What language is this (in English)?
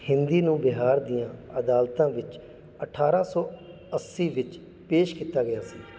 Punjabi